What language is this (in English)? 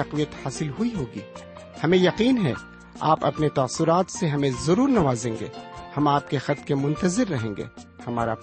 Urdu